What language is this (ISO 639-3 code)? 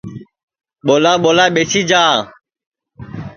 ssi